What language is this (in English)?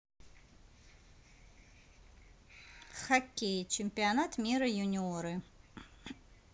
Russian